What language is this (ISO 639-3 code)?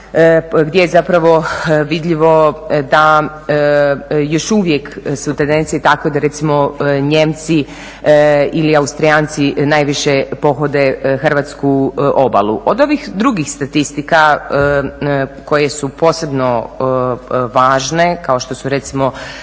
hrv